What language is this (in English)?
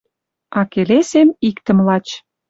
Western Mari